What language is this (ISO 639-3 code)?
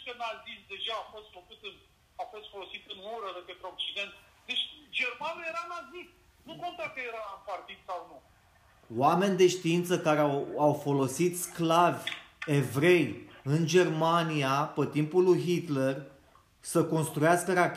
ron